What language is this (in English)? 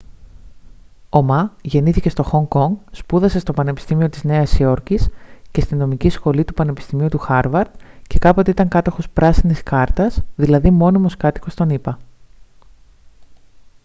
Greek